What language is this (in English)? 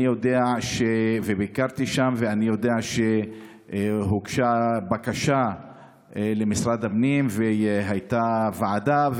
Hebrew